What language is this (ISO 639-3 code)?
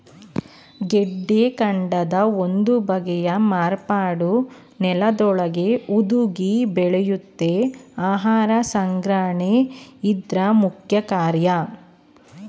kan